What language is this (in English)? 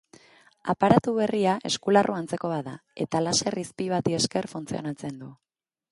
Basque